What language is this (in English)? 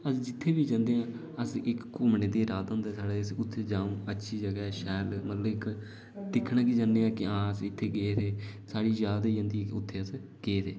Dogri